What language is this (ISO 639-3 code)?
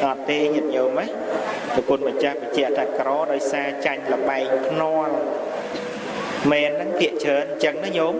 vie